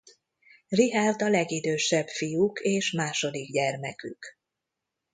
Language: Hungarian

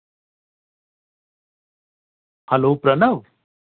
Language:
Dogri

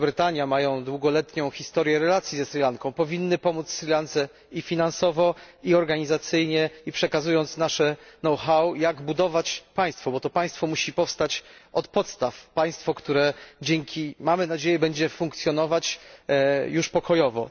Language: Polish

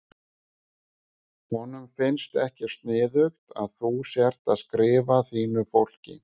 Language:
Icelandic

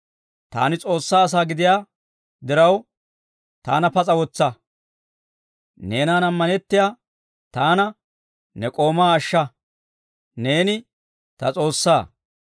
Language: Dawro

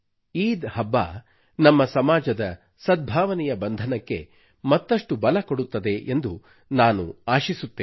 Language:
Kannada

